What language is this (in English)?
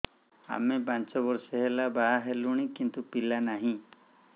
Odia